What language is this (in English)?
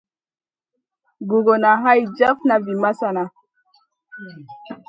Masana